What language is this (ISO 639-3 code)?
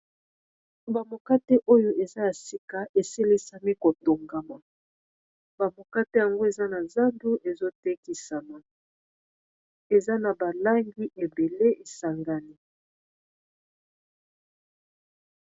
lin